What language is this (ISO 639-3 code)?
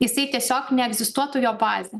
lit